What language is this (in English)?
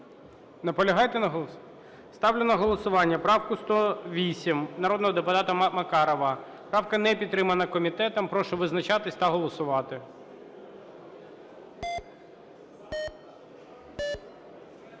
Ukrainian